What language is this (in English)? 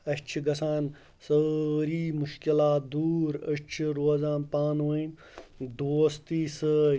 Kashmiri